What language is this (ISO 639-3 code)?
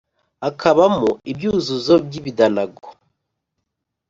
kin